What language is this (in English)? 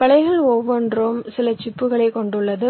Tamil